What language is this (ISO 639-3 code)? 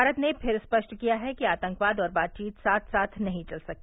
hin